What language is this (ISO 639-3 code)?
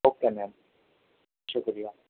urd